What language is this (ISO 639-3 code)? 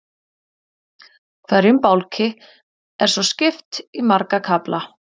isl